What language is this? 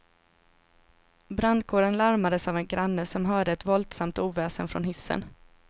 Swedish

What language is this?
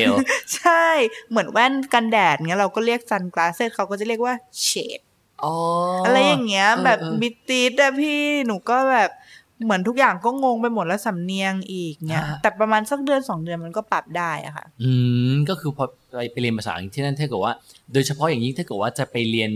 Thai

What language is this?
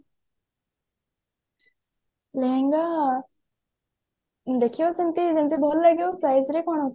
Odia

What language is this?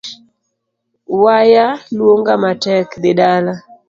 Luo (Kenya and Tanzania)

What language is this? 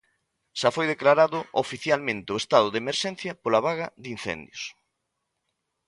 Galician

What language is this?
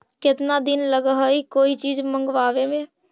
Magahi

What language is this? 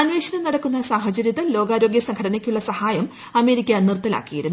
Malayalam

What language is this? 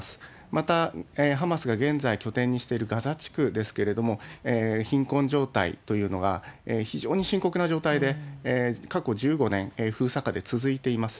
Japanese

